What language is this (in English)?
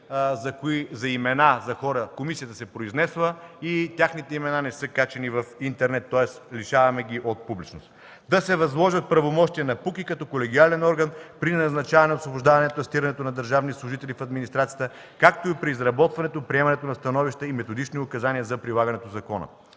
Bulgarian